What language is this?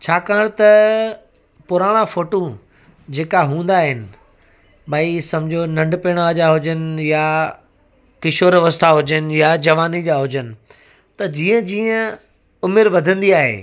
Sindhi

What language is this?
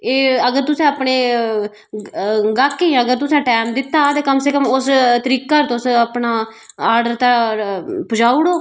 Dogri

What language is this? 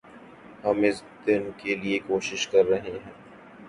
Urdu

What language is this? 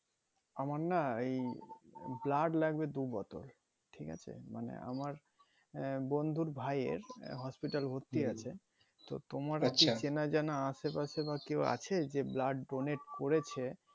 Bangla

